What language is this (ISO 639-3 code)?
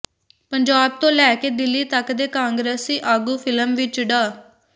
pan